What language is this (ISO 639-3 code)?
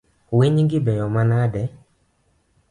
luo